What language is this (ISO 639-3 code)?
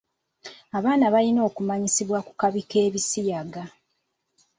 lug